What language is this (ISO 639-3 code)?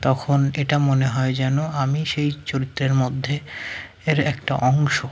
ben